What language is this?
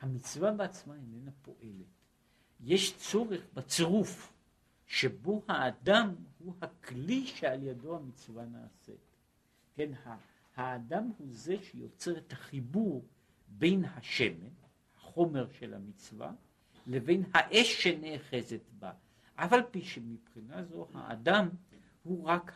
Hebrew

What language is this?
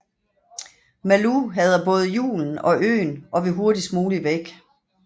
Danish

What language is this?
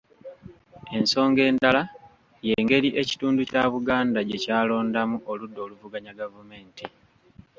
Ganda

